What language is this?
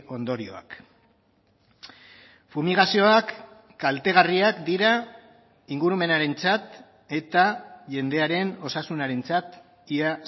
Basque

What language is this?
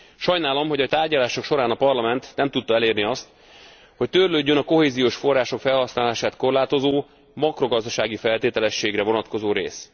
Hungarian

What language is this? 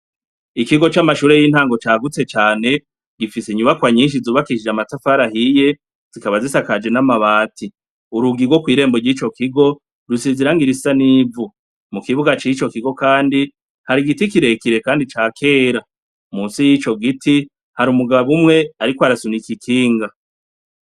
Rundi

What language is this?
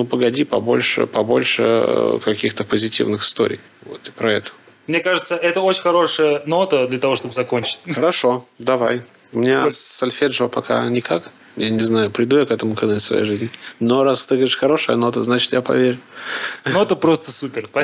Russian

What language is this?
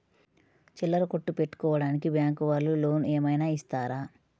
Telugu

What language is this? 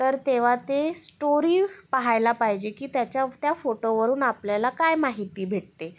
Marathi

